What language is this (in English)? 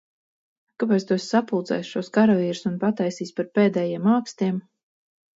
Latvian